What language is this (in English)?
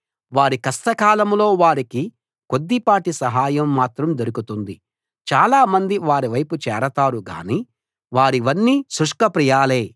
Telugu